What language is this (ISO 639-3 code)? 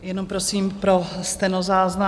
ces